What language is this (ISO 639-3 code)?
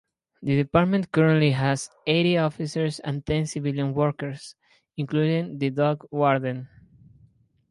eng